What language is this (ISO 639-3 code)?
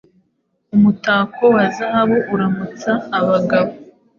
kin